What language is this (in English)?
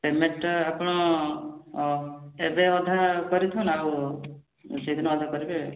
Odia